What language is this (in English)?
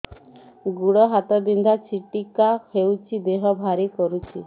Odia